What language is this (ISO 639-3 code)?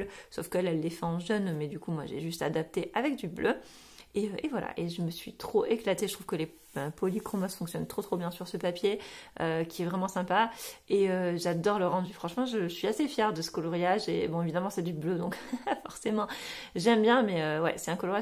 fra